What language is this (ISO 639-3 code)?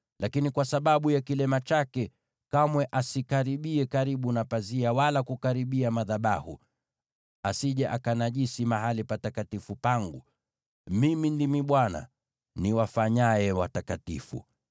swa